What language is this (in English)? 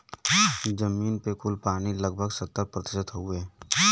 Bhojpuri